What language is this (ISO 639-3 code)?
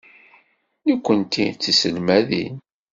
kab